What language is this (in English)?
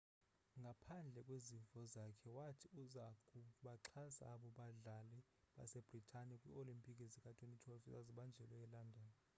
Xhosa